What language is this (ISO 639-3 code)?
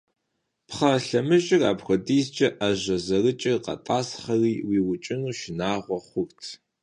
kbd